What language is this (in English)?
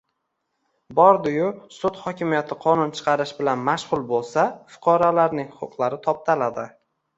Uzbek